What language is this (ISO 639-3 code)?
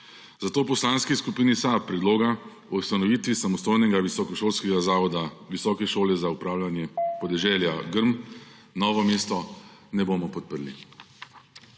slv